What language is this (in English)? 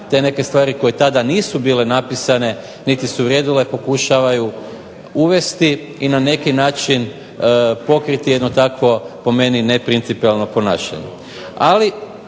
Croatian